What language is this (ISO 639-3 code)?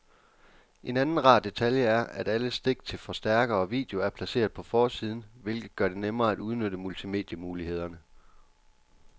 dan